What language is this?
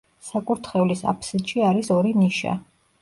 Georgian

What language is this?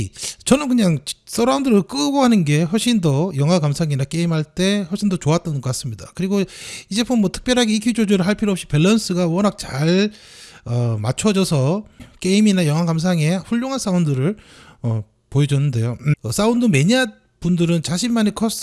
Korean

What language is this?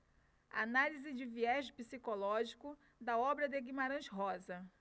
Portuguese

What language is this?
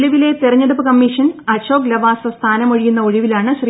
Malayalam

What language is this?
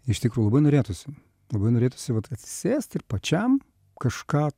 Lithuanian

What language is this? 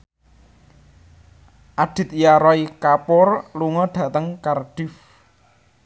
Javanese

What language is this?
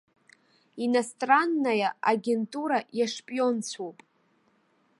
Abkhazian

